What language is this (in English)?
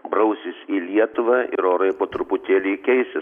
Lithuanian